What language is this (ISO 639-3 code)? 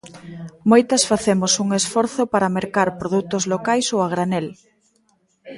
glg